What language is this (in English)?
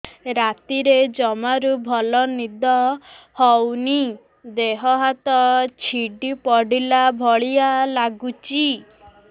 Odia